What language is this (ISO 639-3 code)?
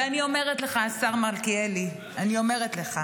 heb